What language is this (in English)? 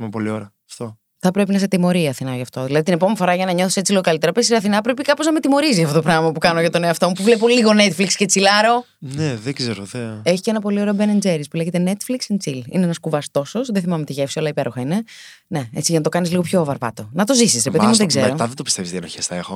Greek